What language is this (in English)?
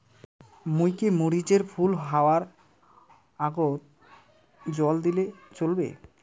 Bangla